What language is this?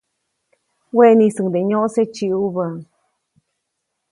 Copainalá Zoque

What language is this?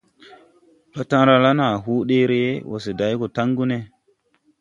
Tupuri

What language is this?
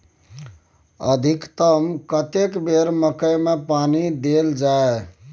Maithili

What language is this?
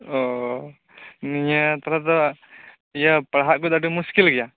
Santali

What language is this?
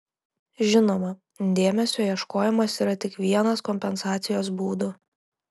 Lithuanian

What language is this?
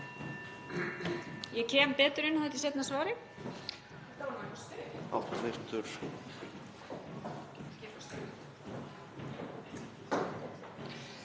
Icelandic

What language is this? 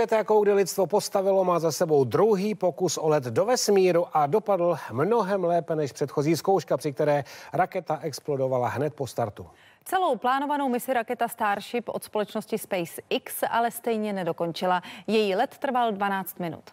Czech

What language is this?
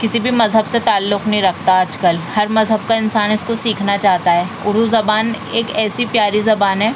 Urdu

